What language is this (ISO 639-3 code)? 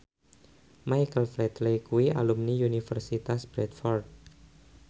jav